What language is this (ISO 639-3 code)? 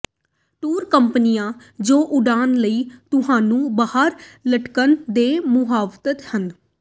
pan